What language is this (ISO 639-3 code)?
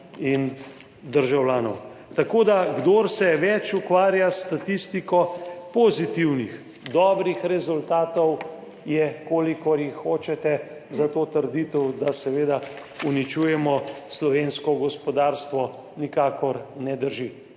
slv